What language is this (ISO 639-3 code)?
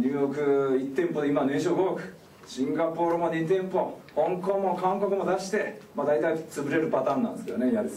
jpn